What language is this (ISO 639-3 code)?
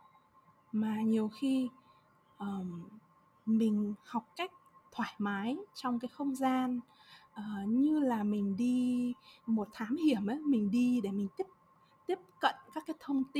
vie